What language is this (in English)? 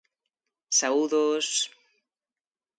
Galician